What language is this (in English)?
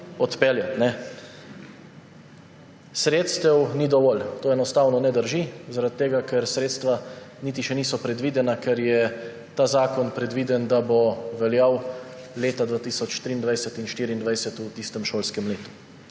Slovenian